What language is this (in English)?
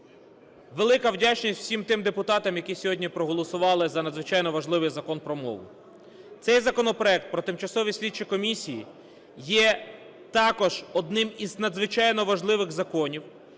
Ukrainian